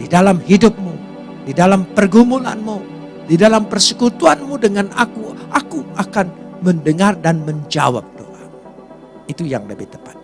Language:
Indonesian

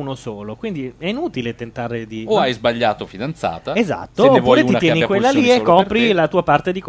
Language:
Italian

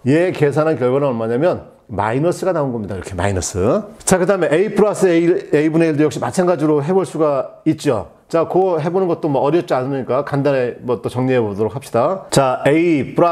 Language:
Korean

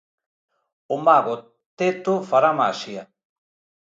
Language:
Galician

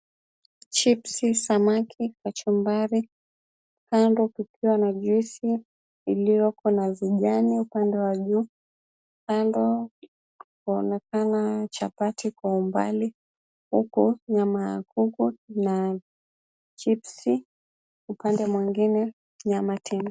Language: Swahili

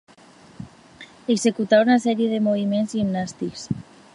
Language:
Catalan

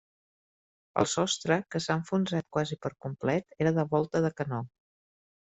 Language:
Catalan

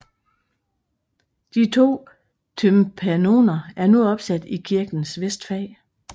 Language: Danish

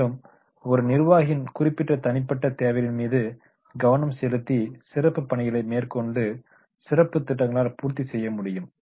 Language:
Tamil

